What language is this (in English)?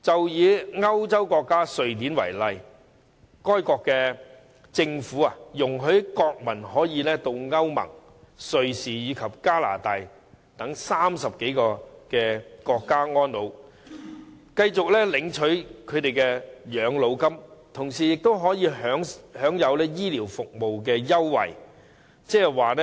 Cantonese